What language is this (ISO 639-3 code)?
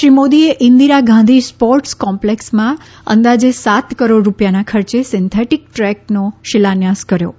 guj